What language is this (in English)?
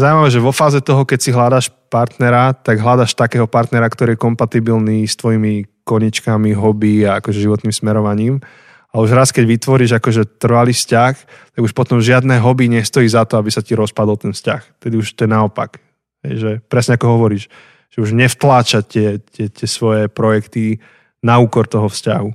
Slovak